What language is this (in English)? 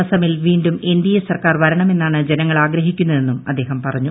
Malayalam